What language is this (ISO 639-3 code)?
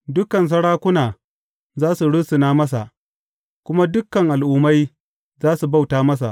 hau